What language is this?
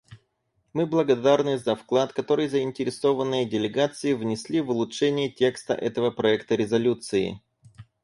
Russian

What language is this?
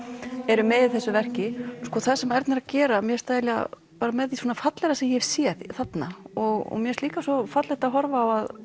Icelandic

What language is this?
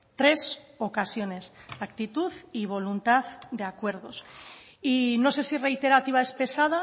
Spanish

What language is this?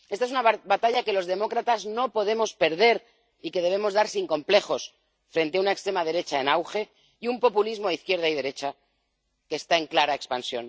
Spanish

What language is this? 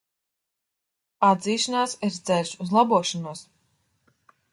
Latvian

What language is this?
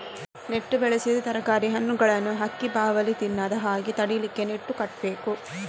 Kannada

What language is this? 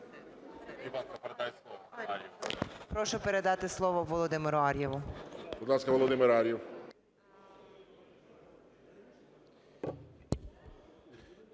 Ukrainian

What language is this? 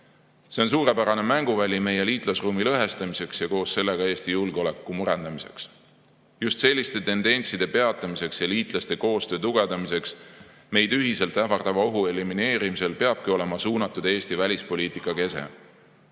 Estonian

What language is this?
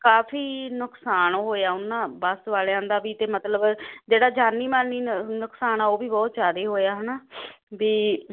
Punjabi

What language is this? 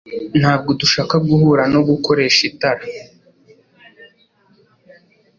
Kinyarwanda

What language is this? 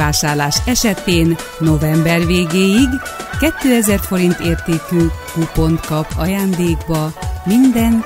Hungarian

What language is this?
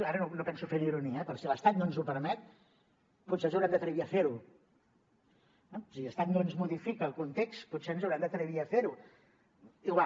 Catalan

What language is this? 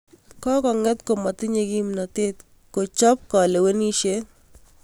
Kalenjin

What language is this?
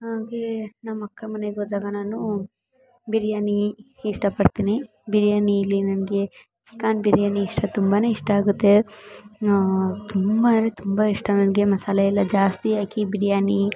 Kannada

